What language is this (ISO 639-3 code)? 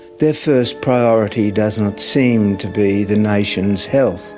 eng